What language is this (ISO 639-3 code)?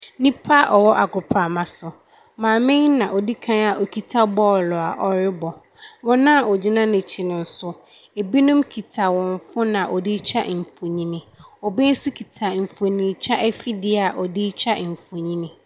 aka